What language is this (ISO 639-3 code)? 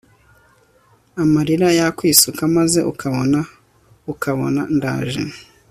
kin